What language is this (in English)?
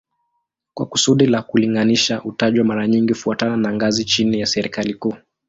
Swahili